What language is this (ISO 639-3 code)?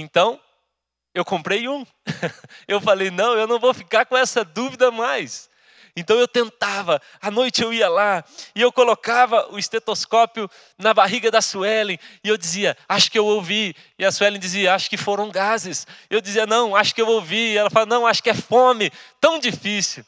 por